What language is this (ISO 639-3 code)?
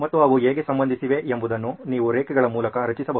kan